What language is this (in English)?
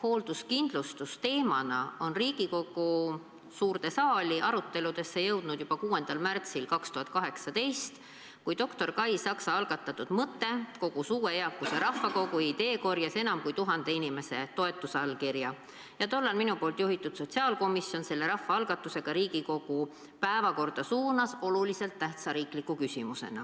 Estonian